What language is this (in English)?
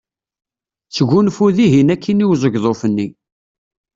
Kabyle